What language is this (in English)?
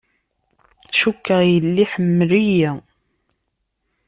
Kabyle